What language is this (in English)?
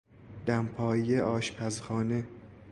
Persian